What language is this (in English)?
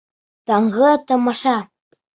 Bashkir